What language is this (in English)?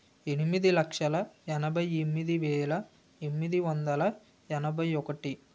Telugu